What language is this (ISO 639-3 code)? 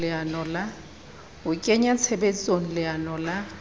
sot